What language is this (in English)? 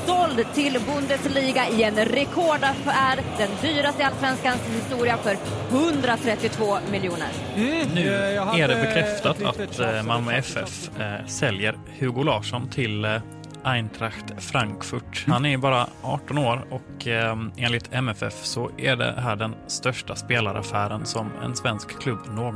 Swedish